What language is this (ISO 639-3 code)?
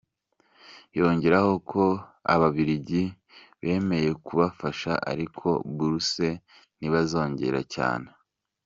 kin